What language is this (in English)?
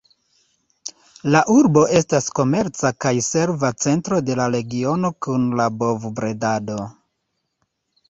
Esperanto